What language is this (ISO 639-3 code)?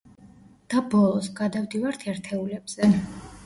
kat